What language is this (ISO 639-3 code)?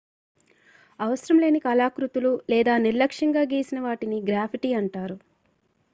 tel